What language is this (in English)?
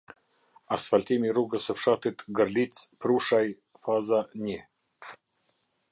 Albanian